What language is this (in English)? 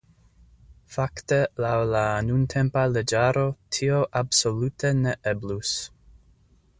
Esperanto